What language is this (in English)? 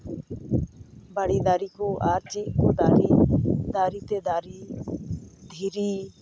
Santali